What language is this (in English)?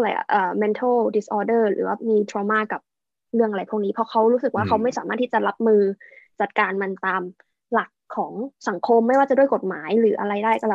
Thai